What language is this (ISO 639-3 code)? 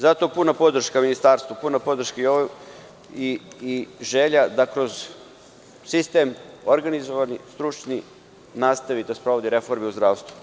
srp